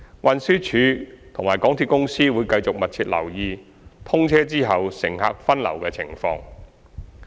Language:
Cantonese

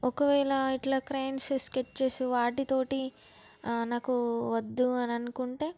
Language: Telugu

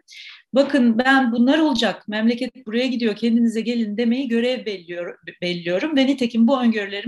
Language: Turkish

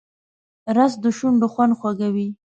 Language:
Pashto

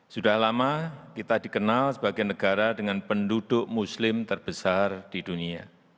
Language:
Indonesian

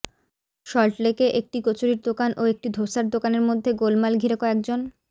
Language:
Bangla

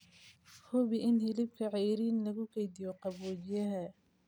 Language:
Somali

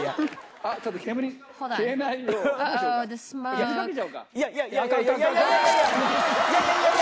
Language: Japanese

